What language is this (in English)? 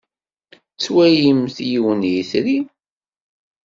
Kabyle